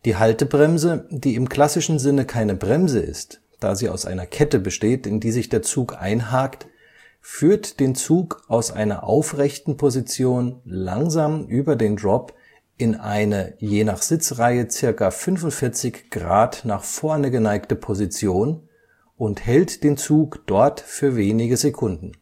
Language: German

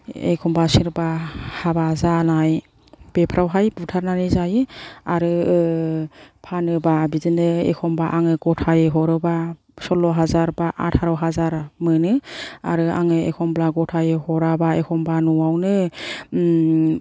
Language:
Bodo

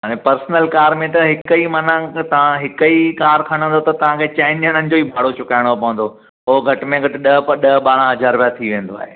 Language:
Sindhi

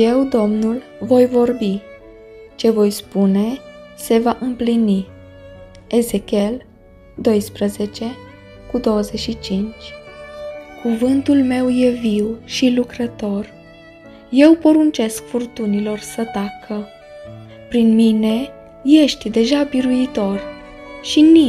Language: Romanian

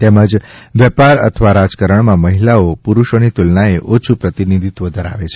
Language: Gujarati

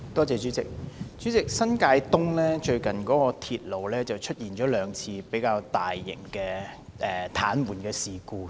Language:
Cantonese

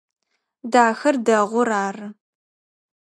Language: Adyghe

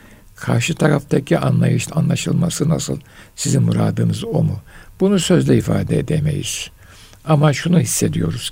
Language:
Turkish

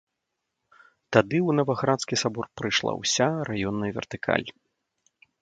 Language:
Belarusian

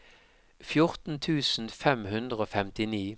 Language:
Norwegian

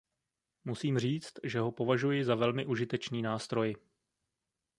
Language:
Czech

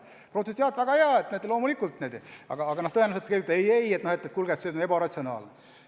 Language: Estonian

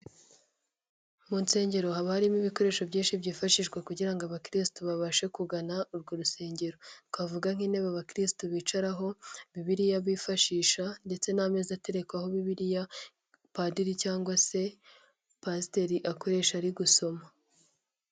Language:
Kinyarwanda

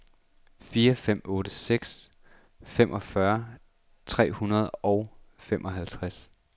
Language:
Danish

